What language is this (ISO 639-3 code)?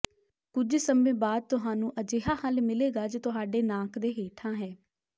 pan